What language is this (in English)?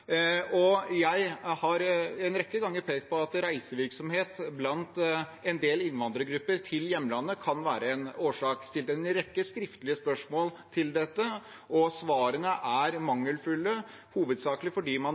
Norwegian Bokmål